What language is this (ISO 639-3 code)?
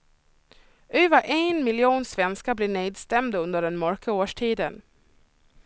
swe